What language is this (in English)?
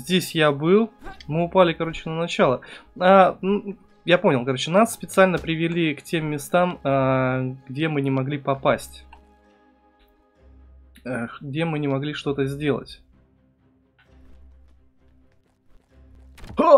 Russian